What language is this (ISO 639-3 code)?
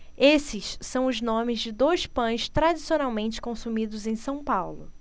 por